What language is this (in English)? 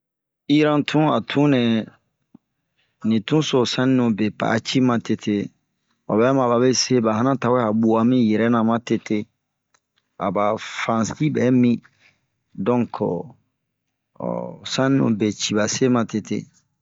Bomu